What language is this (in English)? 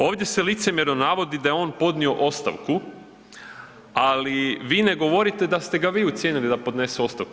Croatian